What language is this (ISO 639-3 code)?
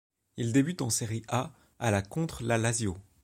fra